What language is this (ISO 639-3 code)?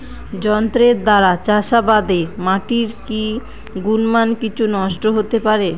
ben